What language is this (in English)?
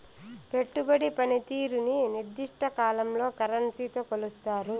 Telugu